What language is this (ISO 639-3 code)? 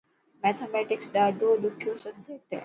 mki